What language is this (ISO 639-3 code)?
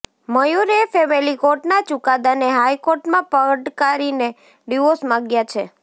guj